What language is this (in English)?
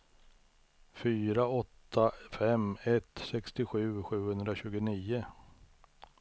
Swedish